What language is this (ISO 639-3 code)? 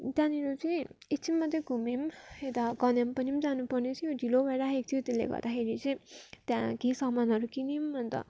nep